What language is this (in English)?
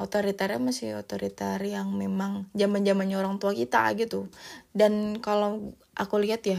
Indonesian